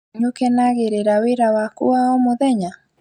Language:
Kikuyu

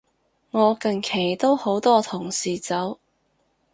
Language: Cantonese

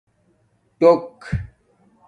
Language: Domaaki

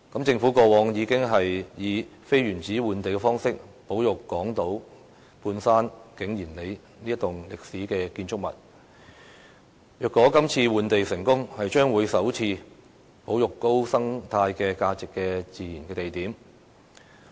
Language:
Cantonese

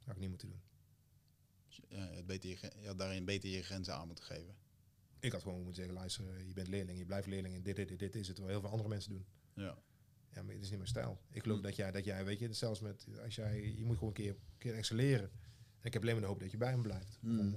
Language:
Dutch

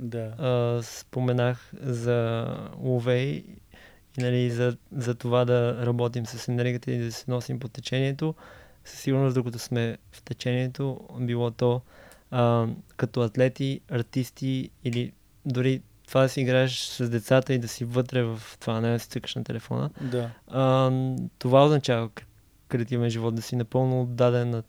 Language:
Bulgarian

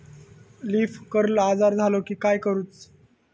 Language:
Marathi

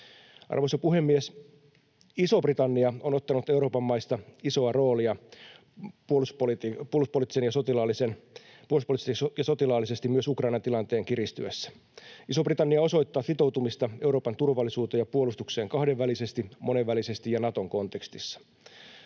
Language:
Finnish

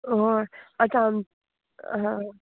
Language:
Konkani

